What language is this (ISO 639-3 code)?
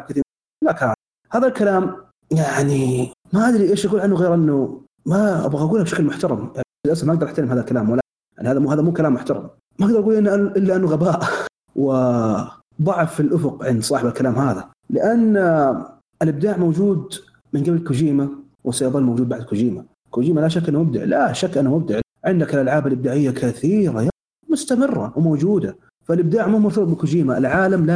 ara